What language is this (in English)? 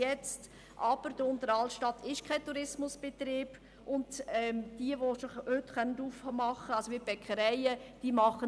Swiss German